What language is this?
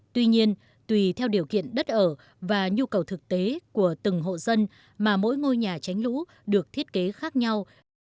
Vietnamese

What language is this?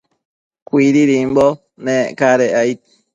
Matsés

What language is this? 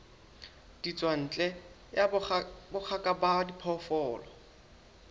Southern Sotho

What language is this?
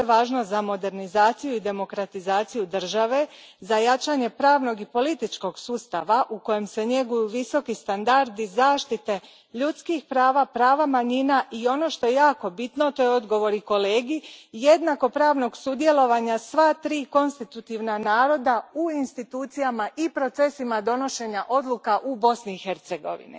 Croatian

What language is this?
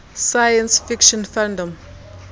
Xhosa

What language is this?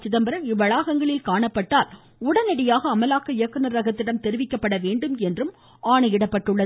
Tamil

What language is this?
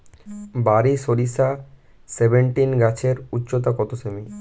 Bangla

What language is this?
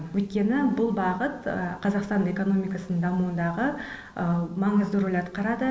Kazakh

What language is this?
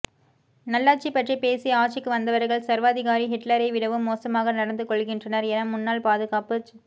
Tamil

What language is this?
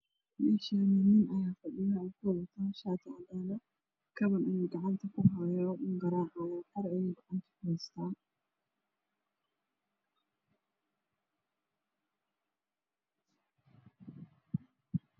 Somali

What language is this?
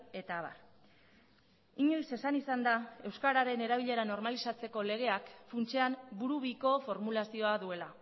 Basque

